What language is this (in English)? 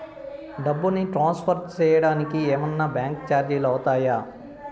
Telugu